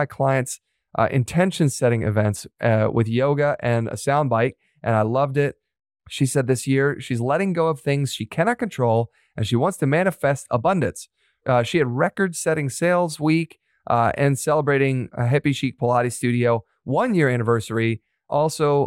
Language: English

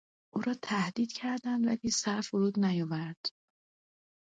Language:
Persian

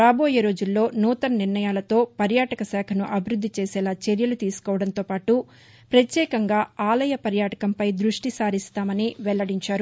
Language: Telugu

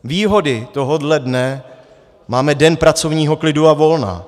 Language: Czech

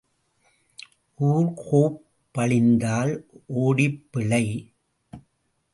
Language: Tamil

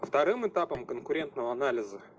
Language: Russian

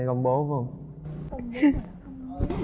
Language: Vietnamese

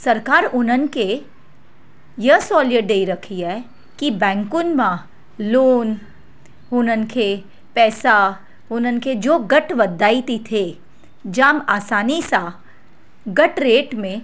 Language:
Sindhi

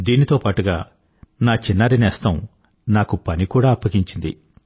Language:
Telugu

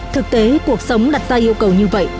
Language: Vietnamese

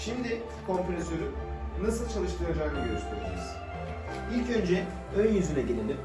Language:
Turkish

